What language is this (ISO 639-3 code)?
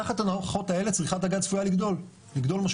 heb